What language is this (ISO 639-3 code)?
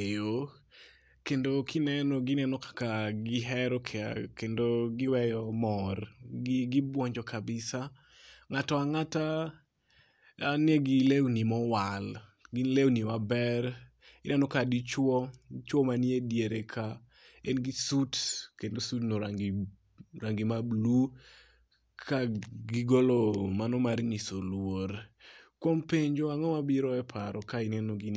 luo